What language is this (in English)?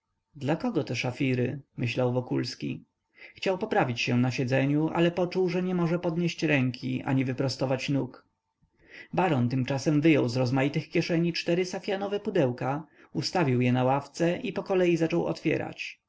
Polish